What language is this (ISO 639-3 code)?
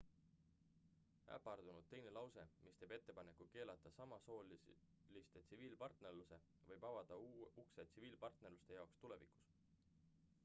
est